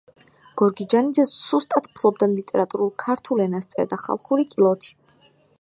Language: Georgian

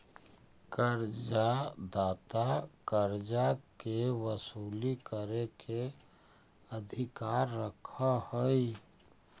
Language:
Magahi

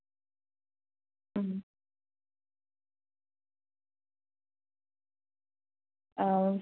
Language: Santali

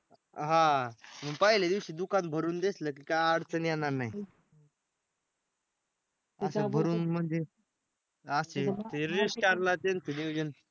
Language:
Marathi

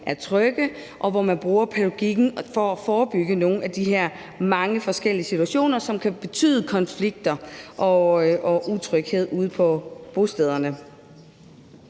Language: Danish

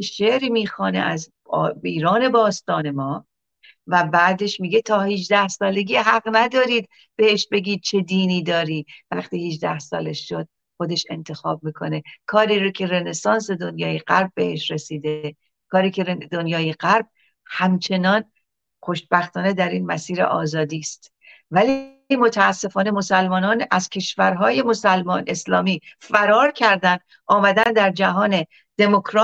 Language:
Persian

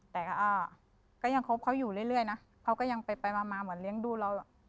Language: Thai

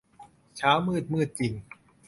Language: Thai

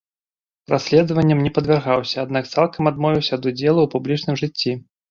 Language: Belarusian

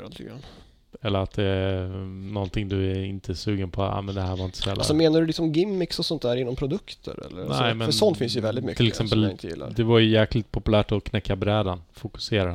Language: Swedish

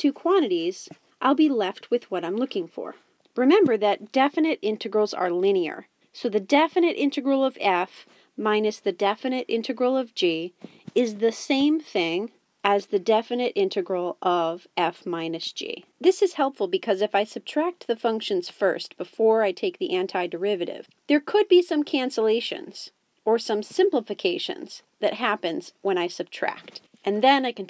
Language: English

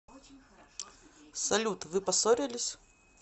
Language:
Russian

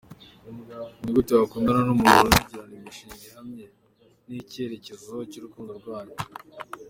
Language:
Kinyarwanda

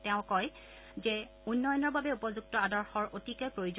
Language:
Assamese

